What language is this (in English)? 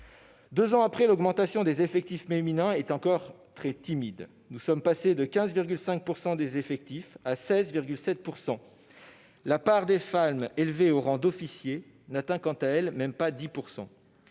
French